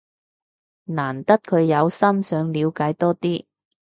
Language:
Cantonese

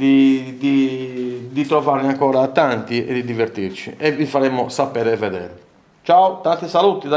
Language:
Italian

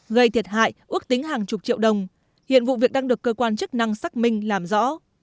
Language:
Vietnamese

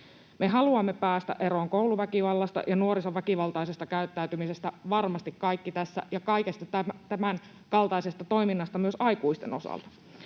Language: Finnish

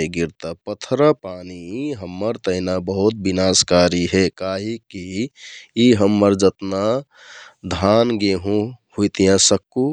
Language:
Kathoriya Tharu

